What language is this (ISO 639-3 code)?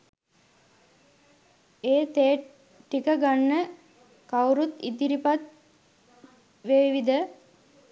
sin